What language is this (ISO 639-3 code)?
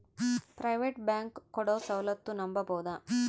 kan